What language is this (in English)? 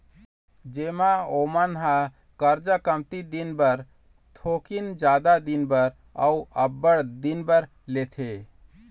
Chhattisgarhi